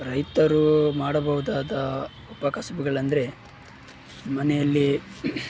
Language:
Kannada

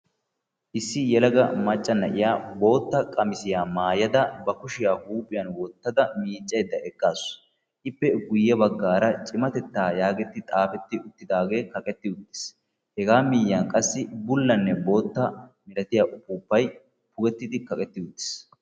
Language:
Wolaytta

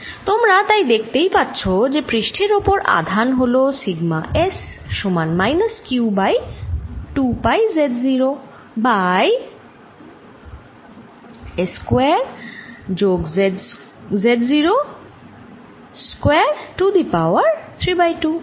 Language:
Bangla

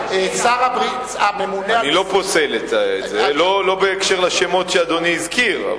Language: Hebrew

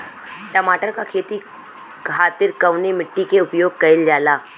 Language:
Bhojpuri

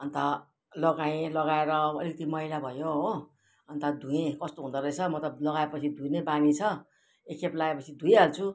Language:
Nepali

